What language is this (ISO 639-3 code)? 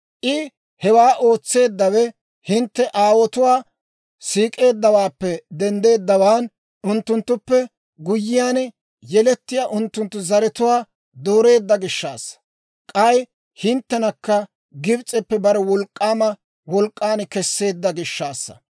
dwr